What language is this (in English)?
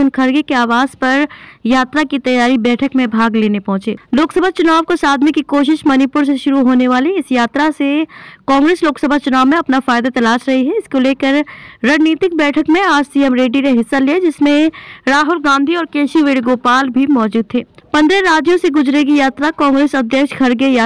Hindi